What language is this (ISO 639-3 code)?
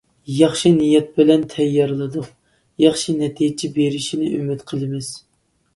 uig